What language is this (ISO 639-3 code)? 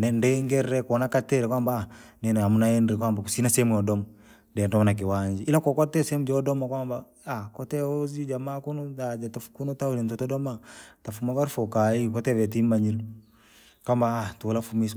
lag